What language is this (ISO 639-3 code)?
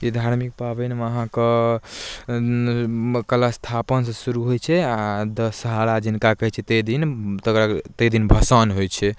mai